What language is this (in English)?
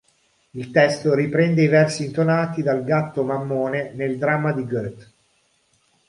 Italian